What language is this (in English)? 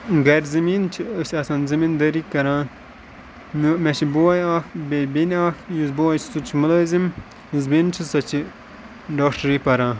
Kashmiri